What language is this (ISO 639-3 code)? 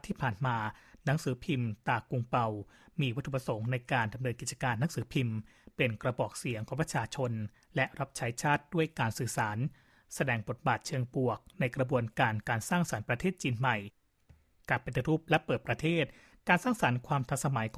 tha